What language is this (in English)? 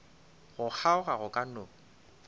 Northern Sotho